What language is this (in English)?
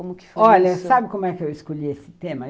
Portuguese